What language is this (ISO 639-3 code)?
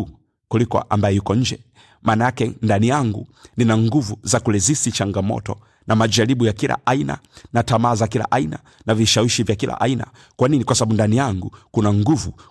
swa